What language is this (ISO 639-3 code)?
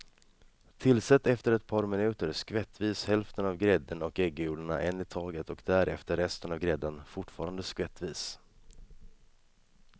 swe